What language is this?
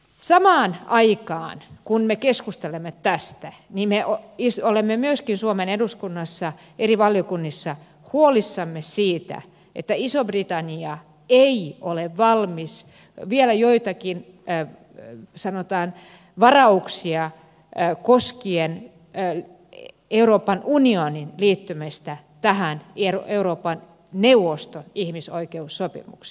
Finnish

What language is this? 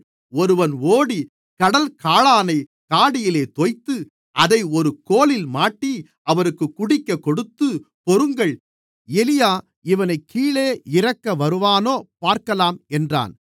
Tamil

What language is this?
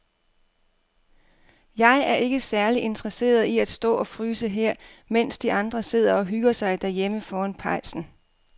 Danish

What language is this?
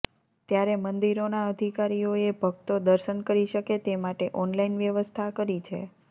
Gujarati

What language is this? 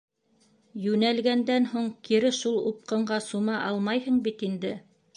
Bashkir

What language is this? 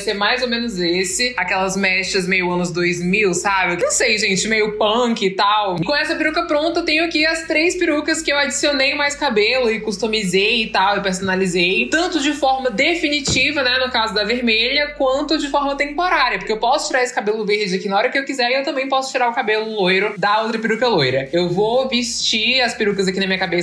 Portuguese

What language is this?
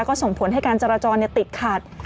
Thai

